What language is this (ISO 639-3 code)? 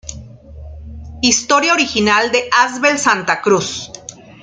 spa